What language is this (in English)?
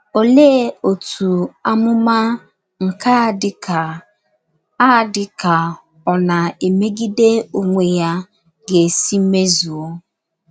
Igbo